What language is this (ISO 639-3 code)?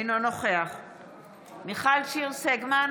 heb